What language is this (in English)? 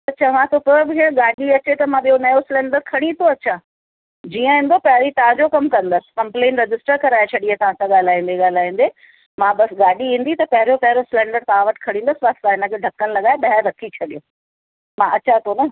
Sindhi